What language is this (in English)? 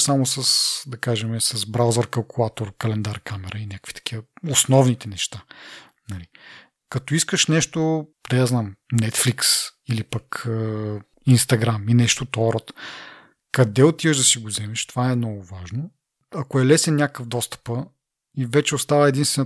Bulgarian